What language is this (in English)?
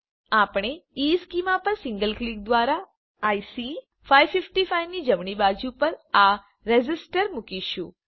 Gujarati